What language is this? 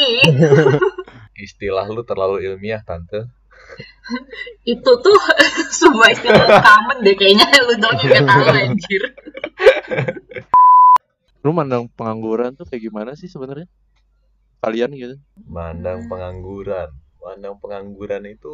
Indonesian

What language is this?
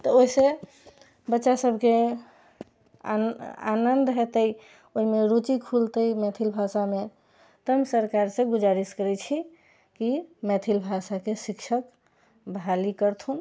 Maithili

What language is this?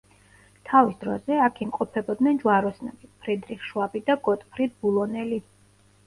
Georgian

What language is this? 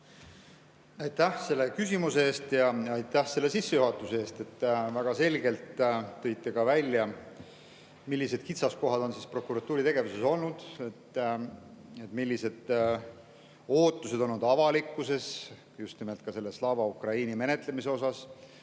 Estonian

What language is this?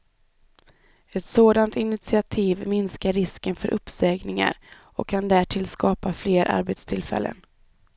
Swedish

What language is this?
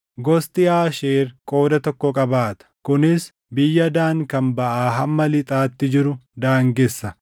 Oromo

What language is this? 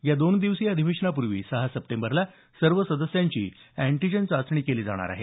Marathi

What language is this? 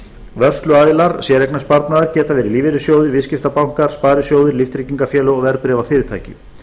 Icelandic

